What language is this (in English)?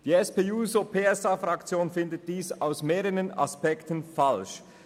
Swiss German